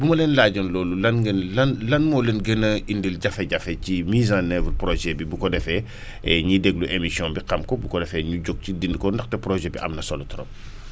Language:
Wolof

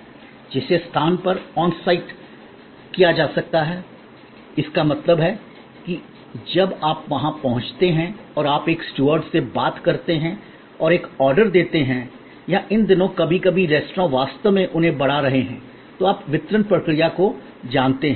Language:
Hindi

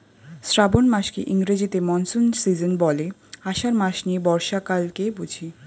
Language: Bangla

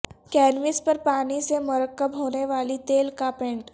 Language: Urdu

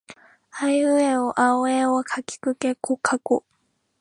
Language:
Japanese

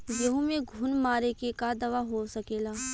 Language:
Bhojpuri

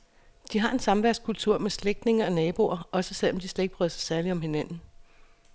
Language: Danish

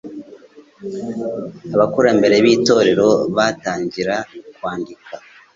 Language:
Kinyarwanda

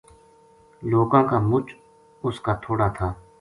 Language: Gujari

